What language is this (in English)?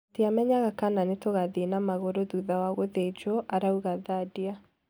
Kikuyu